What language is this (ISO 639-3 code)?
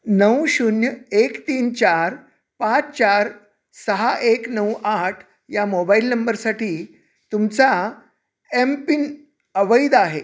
mar